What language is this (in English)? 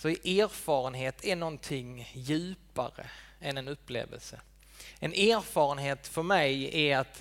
Swedish